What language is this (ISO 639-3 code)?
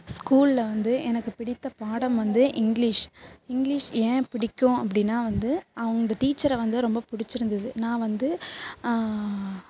tam